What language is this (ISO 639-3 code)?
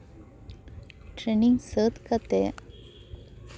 sat